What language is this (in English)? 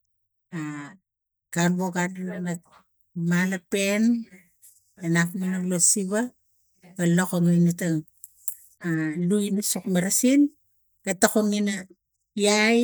Tigak